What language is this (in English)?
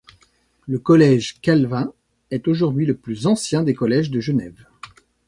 French